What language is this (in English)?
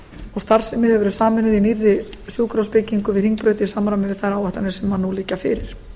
Icelandic